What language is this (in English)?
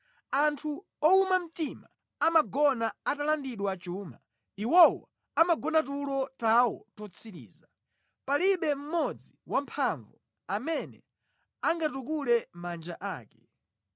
Nyanja